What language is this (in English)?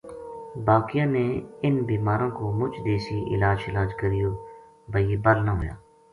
Gujari